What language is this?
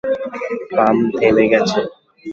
Bangla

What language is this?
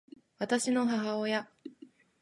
Japanese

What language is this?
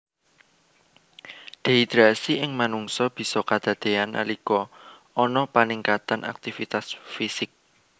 Javanese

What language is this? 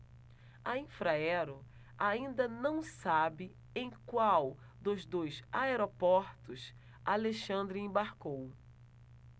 Portuguese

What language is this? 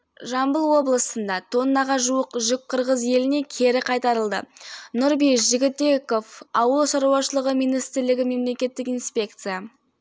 Kazakh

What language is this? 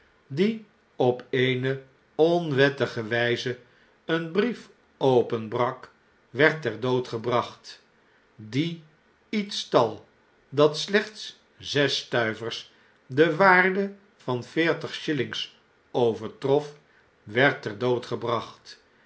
Dutch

